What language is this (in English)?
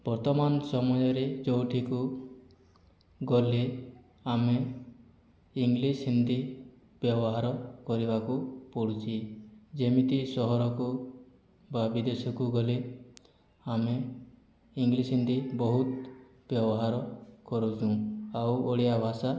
Odia